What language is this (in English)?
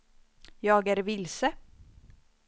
Swedish